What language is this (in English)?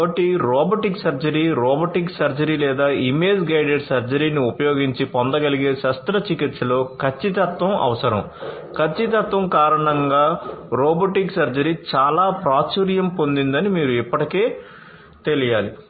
Telugu